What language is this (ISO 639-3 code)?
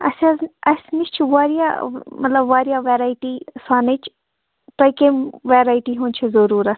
kas